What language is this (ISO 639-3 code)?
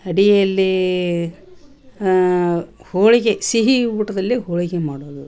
kan